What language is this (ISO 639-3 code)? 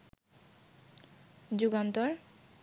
ben